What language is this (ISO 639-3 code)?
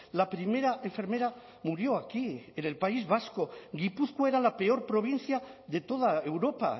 spa